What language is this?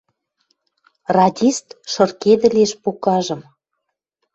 Western Mari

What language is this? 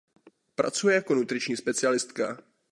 Czech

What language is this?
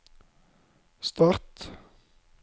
Norwegian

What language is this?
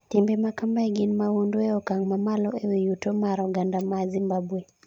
Luo (Kenya and Tanzania)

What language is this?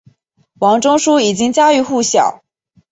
Chinese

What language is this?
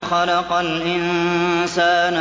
Arabic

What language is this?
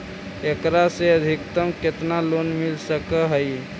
Magahi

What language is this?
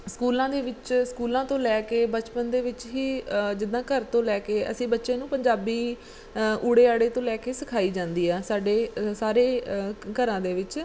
Punjabi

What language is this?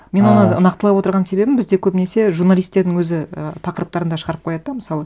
Kazakh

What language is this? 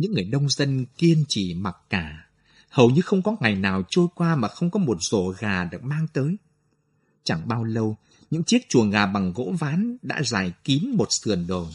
Vietnamese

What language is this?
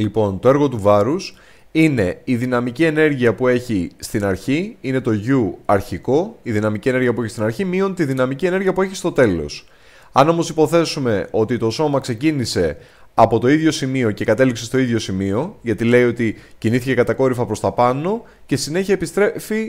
Greek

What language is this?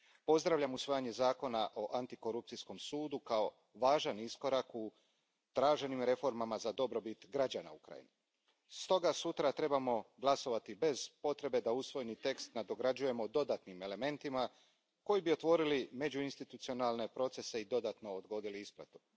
Croatian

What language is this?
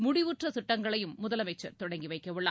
Tamil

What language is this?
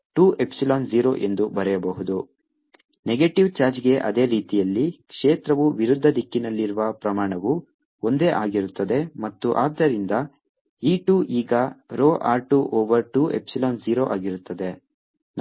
Kannada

